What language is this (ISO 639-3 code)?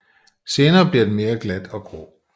dan